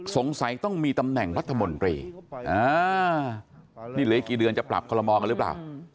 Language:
Thai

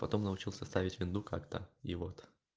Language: Russian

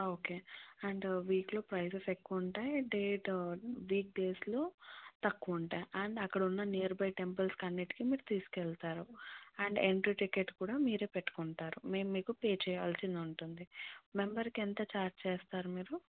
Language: Telugu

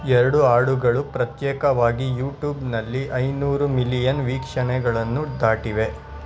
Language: Kannada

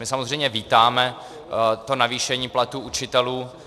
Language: Czech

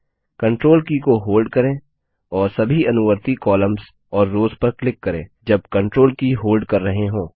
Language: Hindi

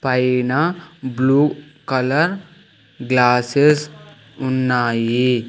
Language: Telugu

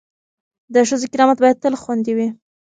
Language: Pashto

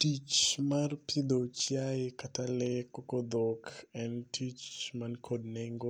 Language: Luo (Kenya and Tanzania)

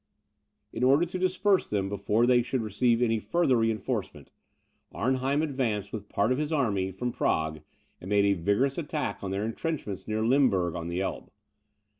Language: English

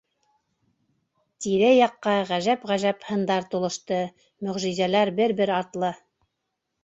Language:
Bashkir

